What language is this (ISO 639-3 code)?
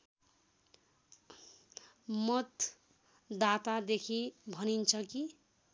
nep